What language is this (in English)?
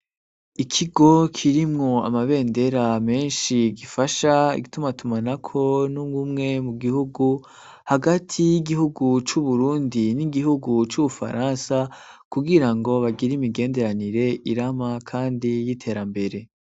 Rundi